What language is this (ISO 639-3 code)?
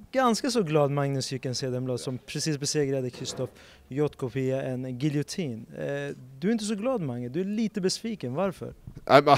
swe